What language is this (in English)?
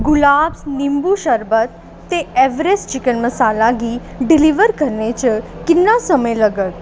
Dogri